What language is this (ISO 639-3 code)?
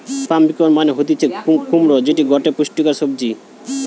ben